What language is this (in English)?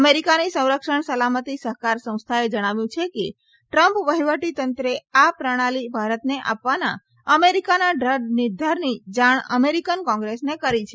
Gujarati